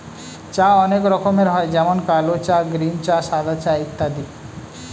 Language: Bangla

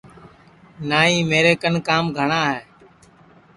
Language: Sansi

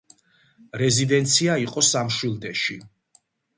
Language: Georgian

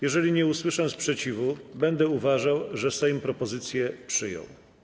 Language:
Polish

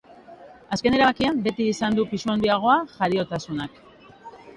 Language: Basque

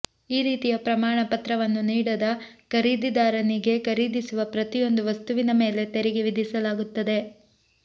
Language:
Kannada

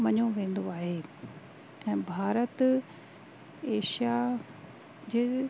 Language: Sindhi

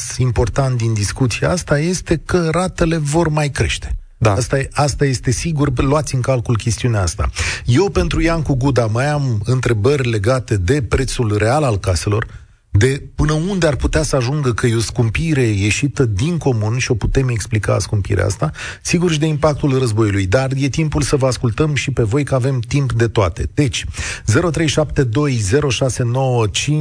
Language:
Romanian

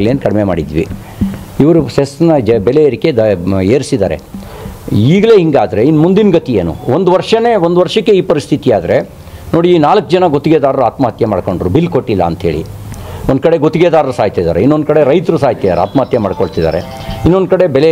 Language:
Kannada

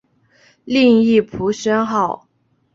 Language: Chinese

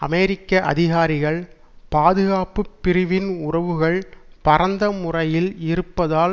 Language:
Tamil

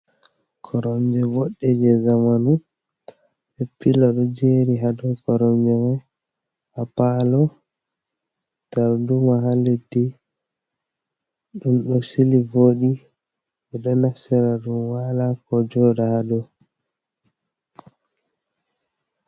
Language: Fula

